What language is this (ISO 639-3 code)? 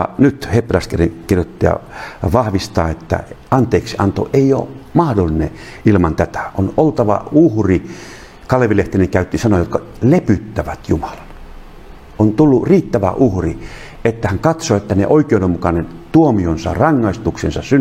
fin